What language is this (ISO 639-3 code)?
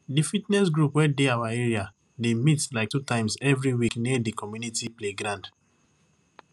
pcm